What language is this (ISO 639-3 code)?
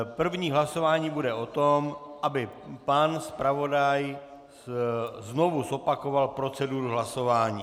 ces